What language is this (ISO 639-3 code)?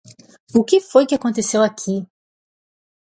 por